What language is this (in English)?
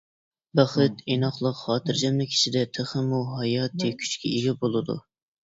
Uyghur